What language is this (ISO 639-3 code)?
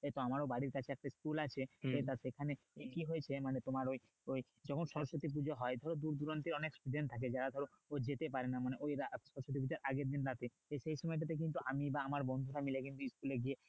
ben